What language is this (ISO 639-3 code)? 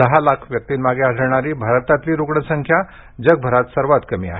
mar